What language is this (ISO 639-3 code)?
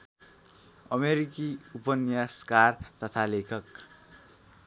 nep